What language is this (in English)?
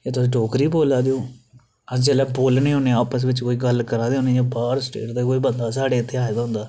Dogri